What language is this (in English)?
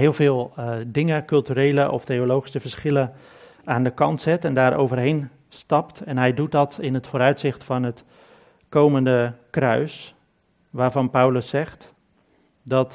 Dutch